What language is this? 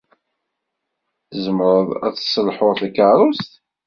Kabyle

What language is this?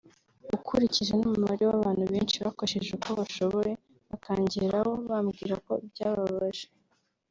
Kinyarwanda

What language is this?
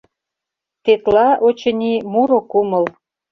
Mari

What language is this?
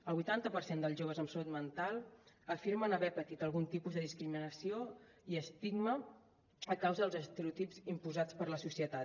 Catalan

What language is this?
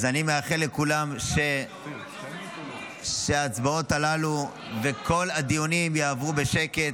Hebrew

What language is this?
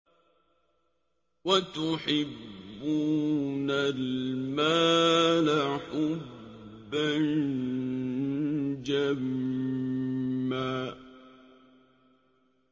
Arabic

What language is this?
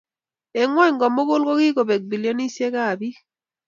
Kalenjin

